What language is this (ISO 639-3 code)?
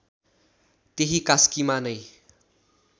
nep